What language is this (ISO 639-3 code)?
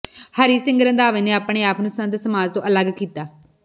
pan